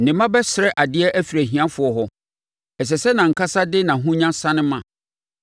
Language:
Akan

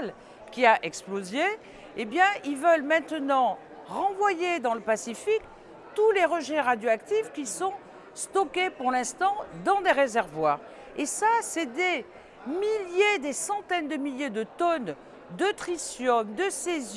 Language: French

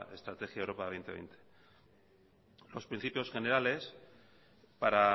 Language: Spanish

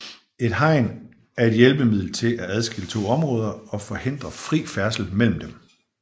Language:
Danish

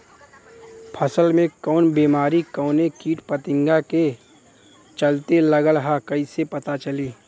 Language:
Bhojpuri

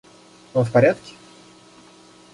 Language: Russian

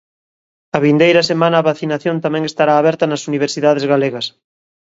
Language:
Galician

